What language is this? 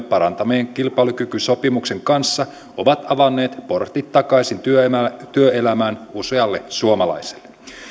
Finnish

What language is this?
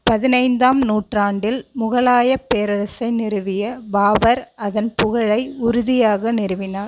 Tamil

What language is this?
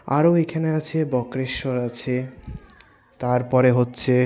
Bangla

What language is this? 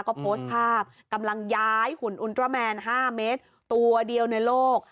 Thai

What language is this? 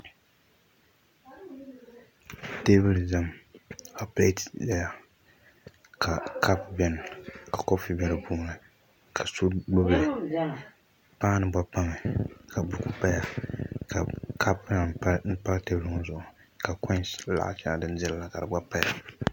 Dagbani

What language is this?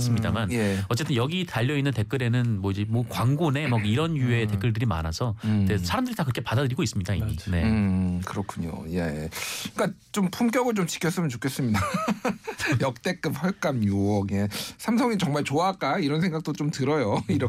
Korean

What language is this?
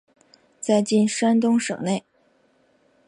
Chinese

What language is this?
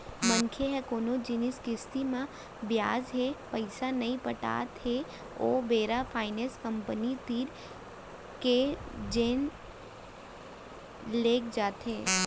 Chhattisgarhi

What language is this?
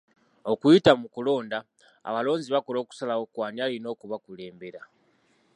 Ganda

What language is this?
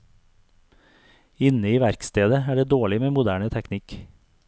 Norwegian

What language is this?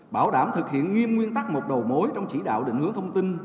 Vietnamese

